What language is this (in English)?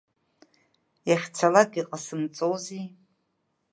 Abkhazian